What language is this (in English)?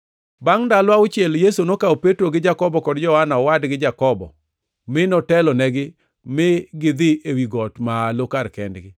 Luo (Kenya and Tanzania)